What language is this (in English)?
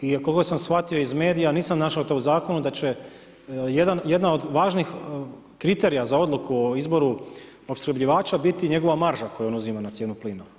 Croatian